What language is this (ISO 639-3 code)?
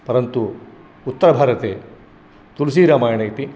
san